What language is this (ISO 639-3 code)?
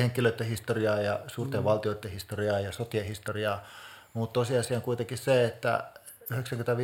fin